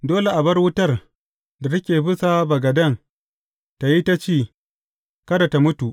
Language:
Hausa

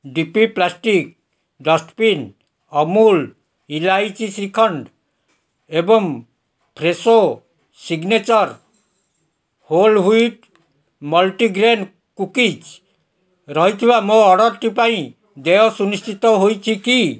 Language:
Odia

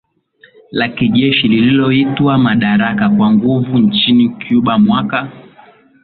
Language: Swahili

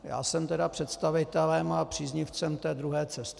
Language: Czech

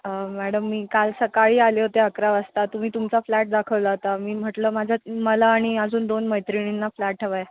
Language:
Marathi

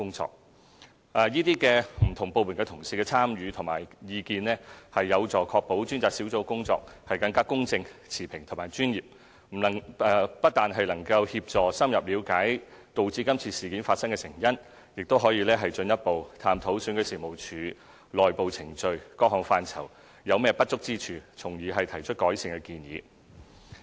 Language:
Cantonese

